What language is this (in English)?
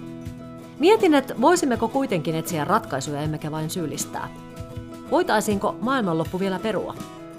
Finnish